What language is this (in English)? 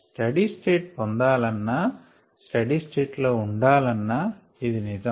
Telugu